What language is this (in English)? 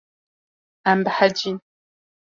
Kurdish